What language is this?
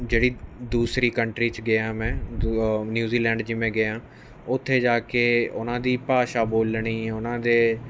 Punjabi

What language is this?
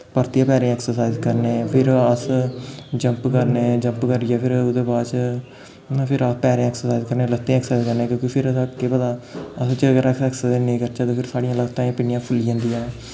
Dogri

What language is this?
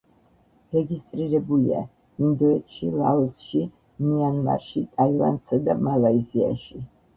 Georgian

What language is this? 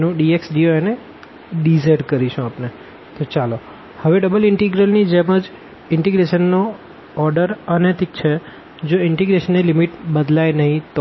Gujarati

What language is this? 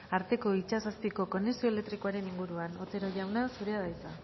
Basque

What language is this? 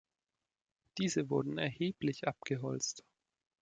German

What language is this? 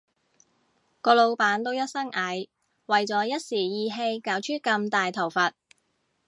Cantonese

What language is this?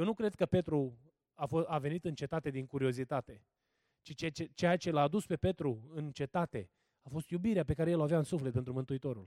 Romanian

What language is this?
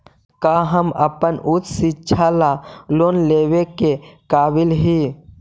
Magahi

